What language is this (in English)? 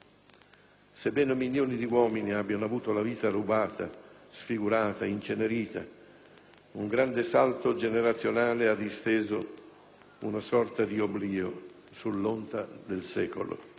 Italian